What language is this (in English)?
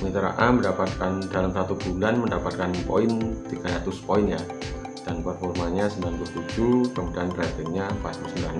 Indonesian